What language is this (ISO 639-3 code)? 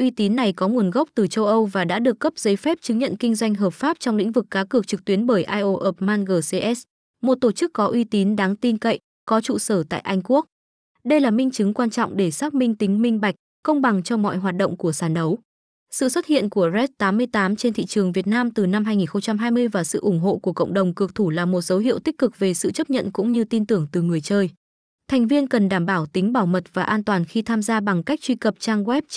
vie